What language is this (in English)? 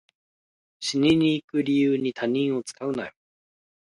Japanese